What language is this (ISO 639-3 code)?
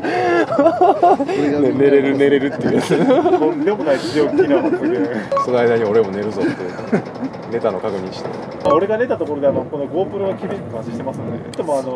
jpn